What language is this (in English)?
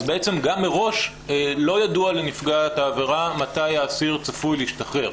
Hebrew